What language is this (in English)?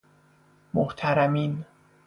Persian